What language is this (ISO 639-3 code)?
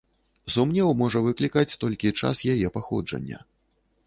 bel